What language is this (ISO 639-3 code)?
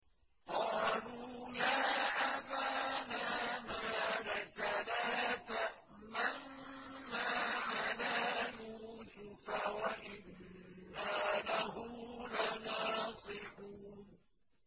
ara